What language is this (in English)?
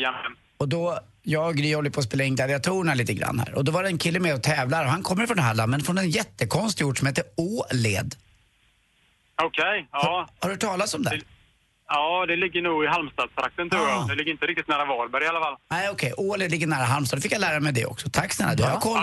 Swedish